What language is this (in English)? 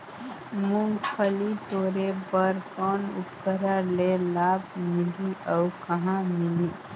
Chhattisgarhi